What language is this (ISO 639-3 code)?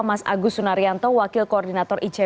ind